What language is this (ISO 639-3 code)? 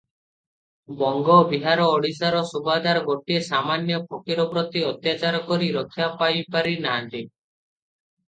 ori